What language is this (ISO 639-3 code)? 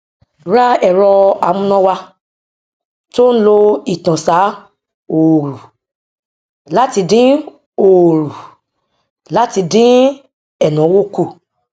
yor